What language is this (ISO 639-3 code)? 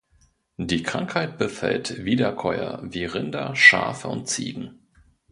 deu